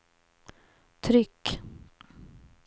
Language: Swedish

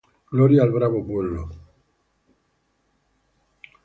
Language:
Spanish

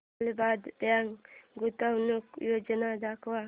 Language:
Marathi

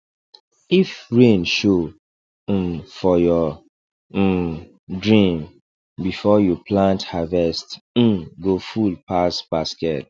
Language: Nigerian Pidgin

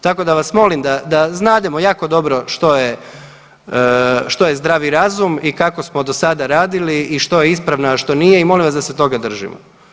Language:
Croatian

